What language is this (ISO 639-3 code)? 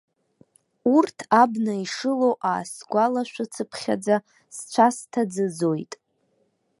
abk